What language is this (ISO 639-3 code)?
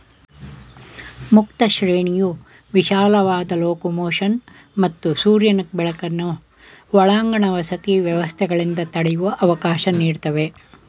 kan